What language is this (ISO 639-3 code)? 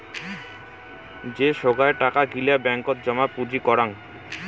ben